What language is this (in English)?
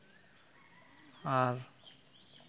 Santali